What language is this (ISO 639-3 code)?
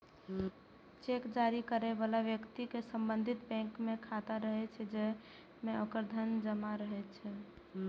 mai